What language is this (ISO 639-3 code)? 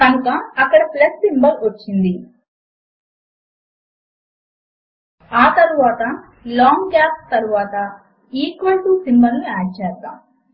tel